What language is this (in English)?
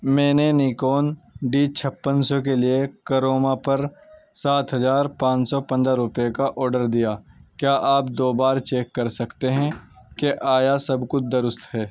Urdu